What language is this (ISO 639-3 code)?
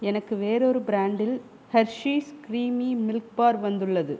tam